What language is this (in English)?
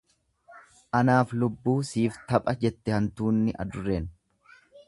Oromo